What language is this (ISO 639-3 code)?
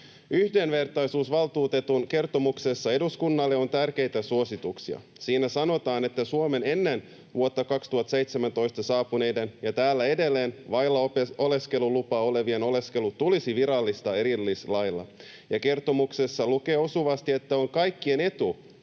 fin